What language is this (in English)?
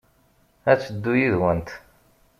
Kabyle